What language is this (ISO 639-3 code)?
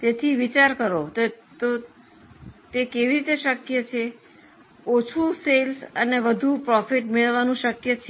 guj